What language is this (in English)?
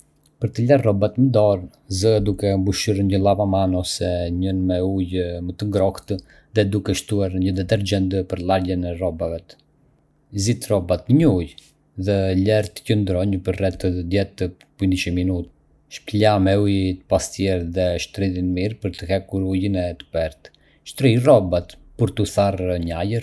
Arbëreshë Albanian